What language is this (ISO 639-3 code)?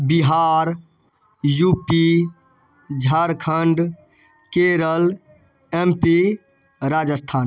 mai